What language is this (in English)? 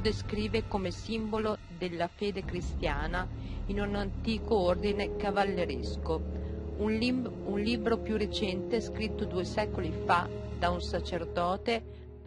Italian